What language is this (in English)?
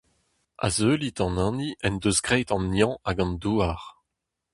Breton